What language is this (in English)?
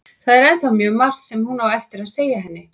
Icelandic